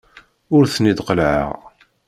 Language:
Kabyle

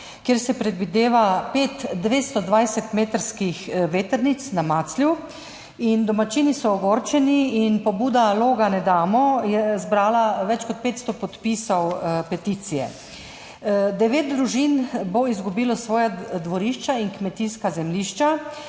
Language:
Slovenian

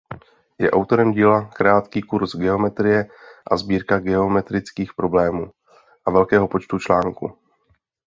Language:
Czech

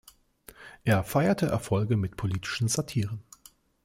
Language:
German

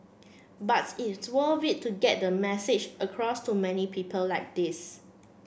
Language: English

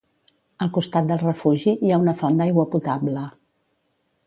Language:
Catalan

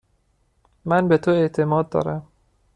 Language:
Persian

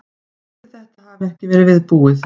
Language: Icelandic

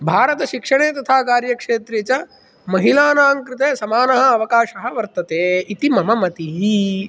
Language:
Sanskrit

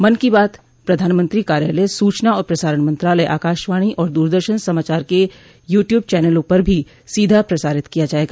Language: Hindi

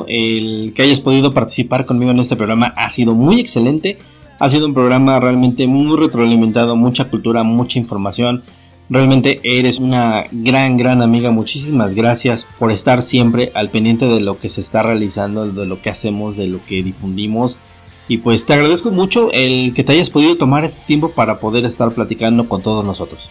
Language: Spanish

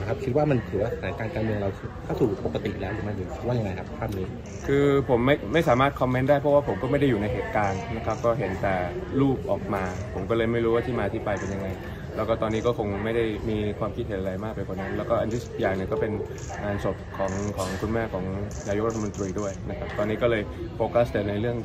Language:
Thai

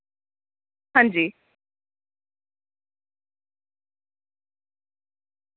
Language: Dogri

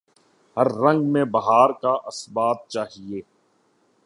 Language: Urdu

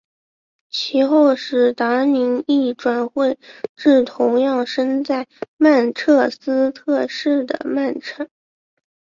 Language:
Chinese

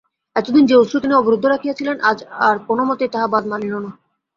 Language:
Bangla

